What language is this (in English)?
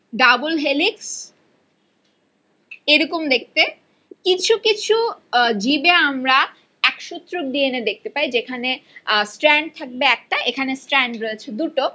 Bangla